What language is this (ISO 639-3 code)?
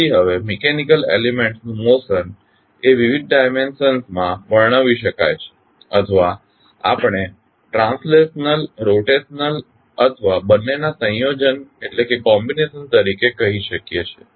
guj